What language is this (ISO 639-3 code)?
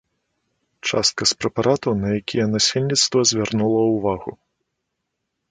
bel